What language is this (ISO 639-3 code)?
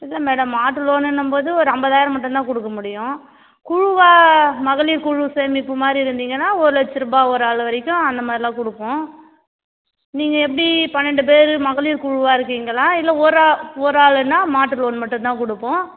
tam